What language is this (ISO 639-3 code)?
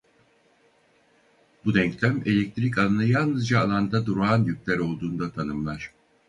tur